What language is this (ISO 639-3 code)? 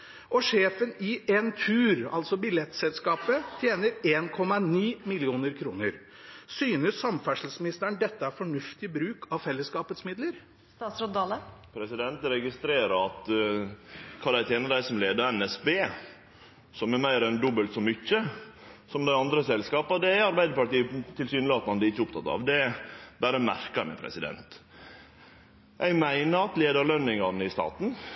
nor